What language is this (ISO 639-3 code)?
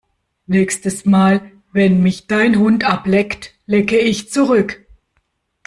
deu